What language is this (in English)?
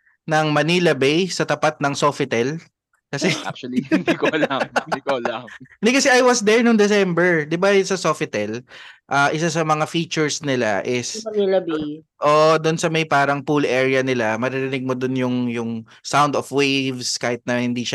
Filipino